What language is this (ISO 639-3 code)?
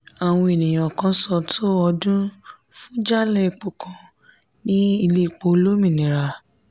yor